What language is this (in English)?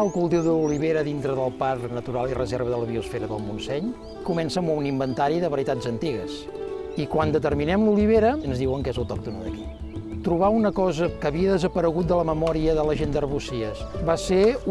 Catalan